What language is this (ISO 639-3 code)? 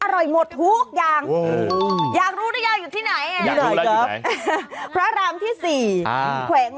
tha